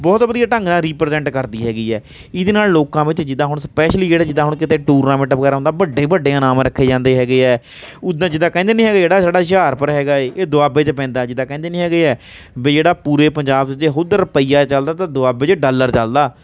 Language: Punjabi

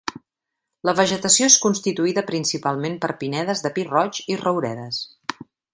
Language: Catalan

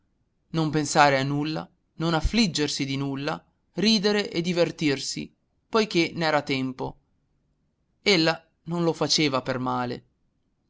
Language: Italian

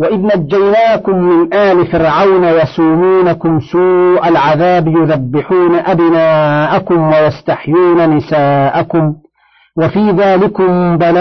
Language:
Arabic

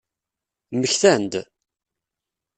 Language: Kabyle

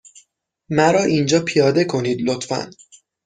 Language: Persian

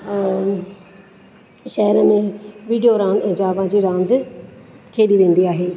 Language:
Sindhi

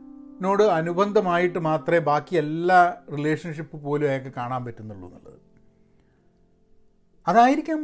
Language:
Malayalam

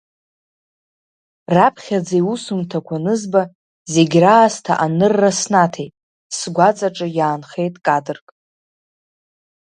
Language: Abkhazian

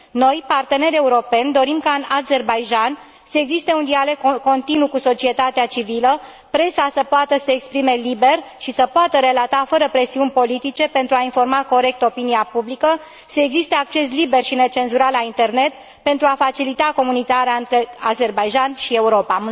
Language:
Romanian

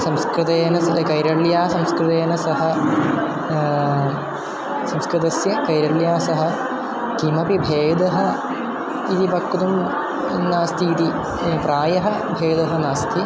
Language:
Sanskrit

